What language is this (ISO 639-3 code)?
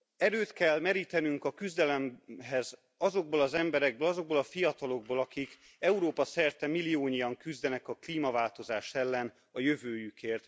hun